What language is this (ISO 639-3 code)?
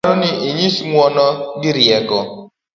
luo